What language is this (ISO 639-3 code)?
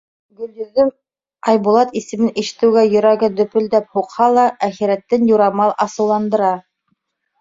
bak